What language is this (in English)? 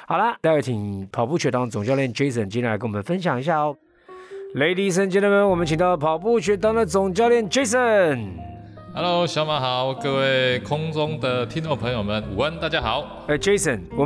Chinese